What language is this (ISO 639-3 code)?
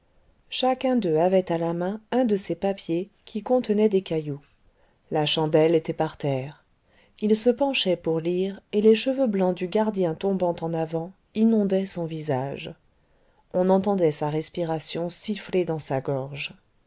fra